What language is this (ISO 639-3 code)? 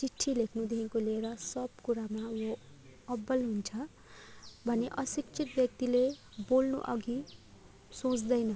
nep